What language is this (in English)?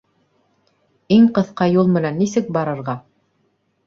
Bashkir